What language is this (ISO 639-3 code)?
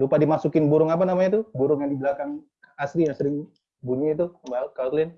ind